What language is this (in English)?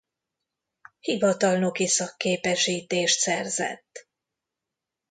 Hungarian